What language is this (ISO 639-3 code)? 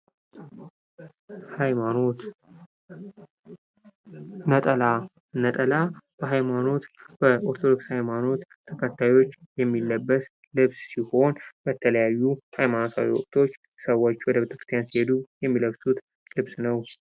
amh